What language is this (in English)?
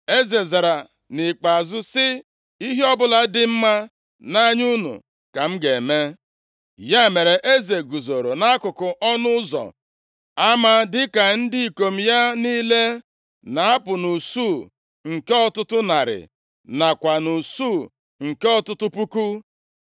Igbo